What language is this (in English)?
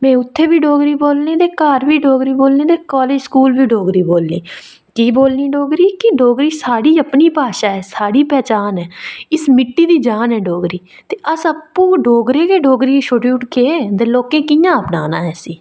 Dogri